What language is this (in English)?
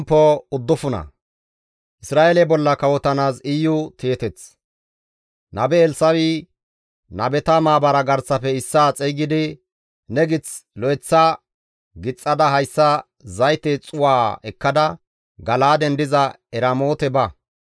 Gamo